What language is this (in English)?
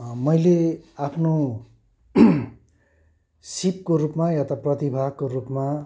Nepali